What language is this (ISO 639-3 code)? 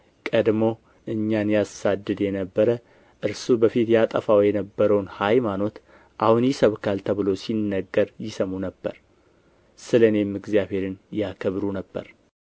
amh